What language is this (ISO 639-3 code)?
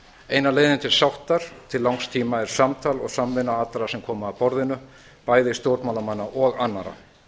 isl